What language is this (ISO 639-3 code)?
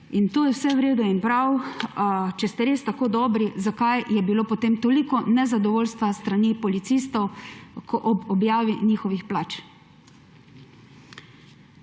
slv